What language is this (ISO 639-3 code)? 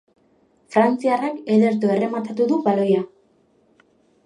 eus